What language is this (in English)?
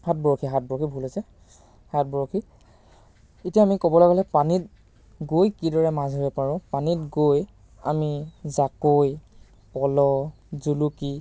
Assamese